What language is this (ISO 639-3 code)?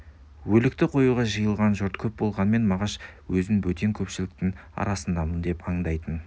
kaz